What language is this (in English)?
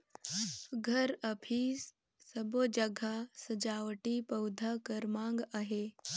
Chhattisgarhi